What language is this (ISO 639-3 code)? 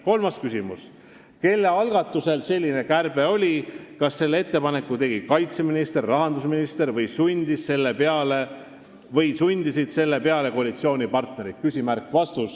est